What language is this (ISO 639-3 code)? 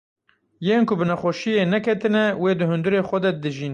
kur